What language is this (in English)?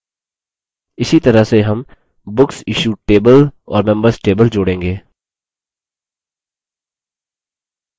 Hindi